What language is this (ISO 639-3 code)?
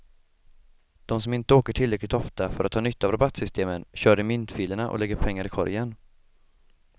swe